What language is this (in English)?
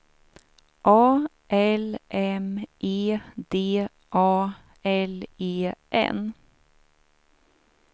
Swedish